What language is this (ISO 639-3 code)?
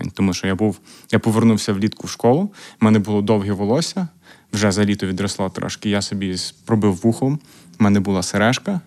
ukr